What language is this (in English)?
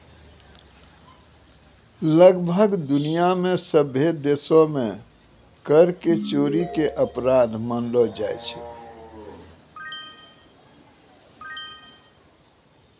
Maithili